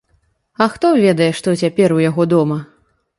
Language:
Belarusian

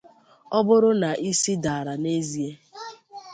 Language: Igbo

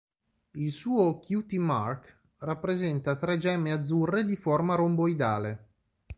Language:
Italian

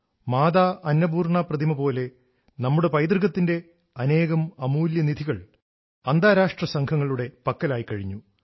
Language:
Malayalam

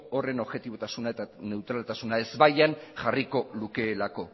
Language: Basque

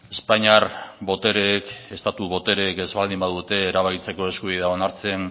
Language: Basque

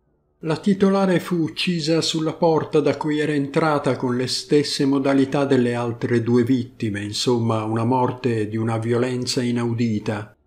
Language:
Italian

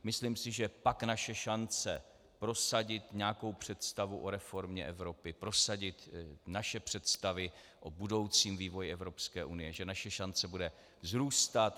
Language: Czech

